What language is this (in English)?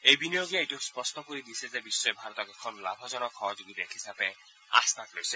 Assamese